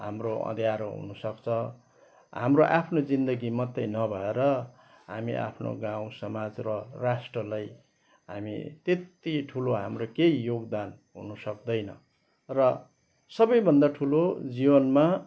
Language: Nepali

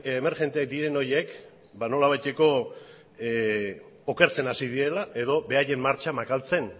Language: Basque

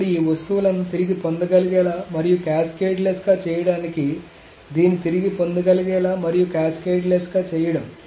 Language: Telugu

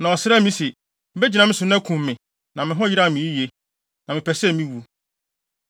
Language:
Akan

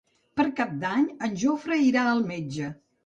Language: Catalan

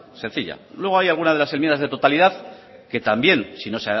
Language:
Spanish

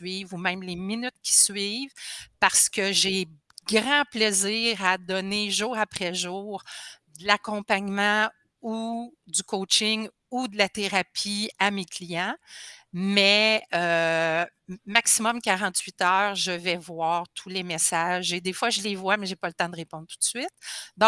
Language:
French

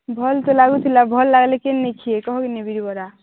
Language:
Odia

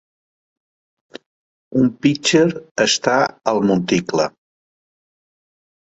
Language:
Catalan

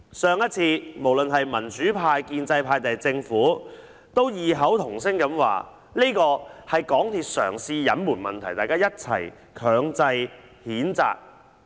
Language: Cantonese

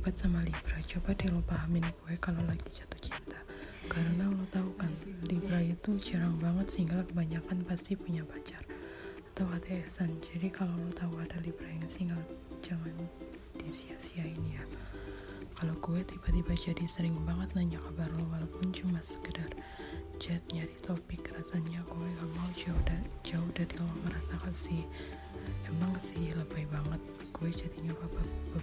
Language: Indonesian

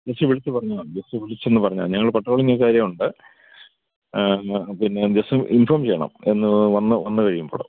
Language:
Malayalam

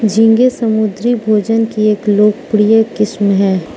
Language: Hindi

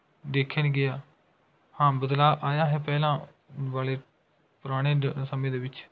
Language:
Punjabi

